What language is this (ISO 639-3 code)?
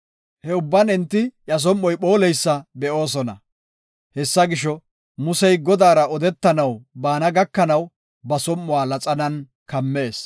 gof